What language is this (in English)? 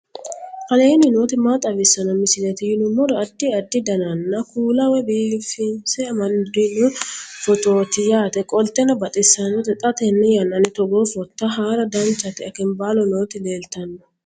Sidamo